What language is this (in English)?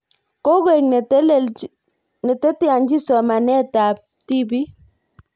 Kalenjin